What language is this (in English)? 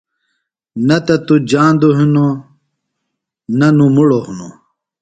Phalura